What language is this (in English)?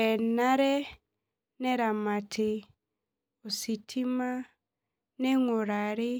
Masai